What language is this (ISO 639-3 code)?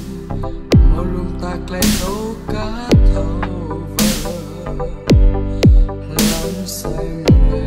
tha